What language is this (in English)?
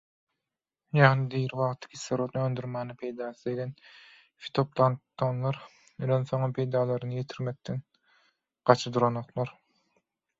Turkmen